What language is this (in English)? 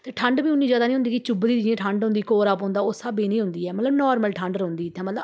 Dogri